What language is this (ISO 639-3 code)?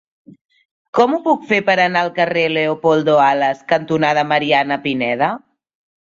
cat